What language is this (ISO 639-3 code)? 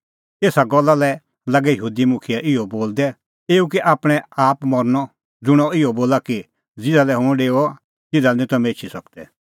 kfx